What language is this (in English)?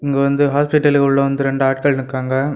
Tamil